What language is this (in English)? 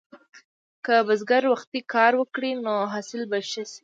Pashto